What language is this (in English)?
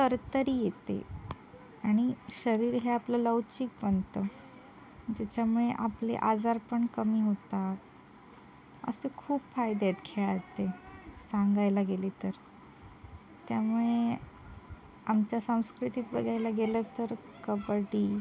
Marathi